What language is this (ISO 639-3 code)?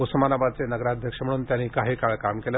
mar